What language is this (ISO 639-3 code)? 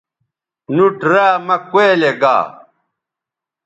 btv